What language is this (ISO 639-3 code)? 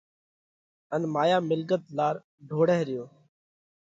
kvx